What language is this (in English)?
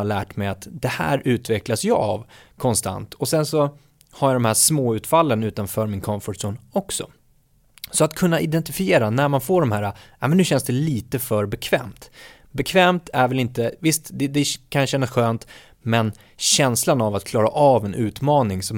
Swedish